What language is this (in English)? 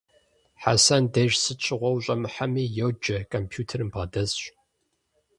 Kabardian